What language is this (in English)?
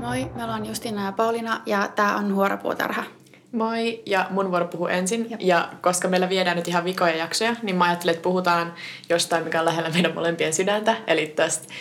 Finnish